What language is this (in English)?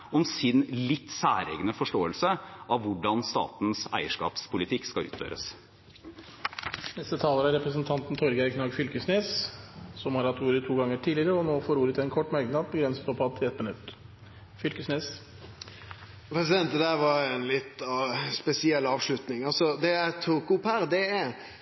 Norwegian